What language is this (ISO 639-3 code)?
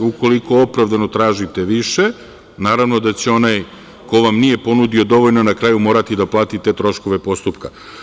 srp